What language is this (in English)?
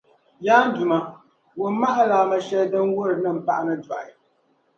Dagbani